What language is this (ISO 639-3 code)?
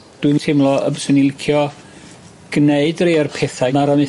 cym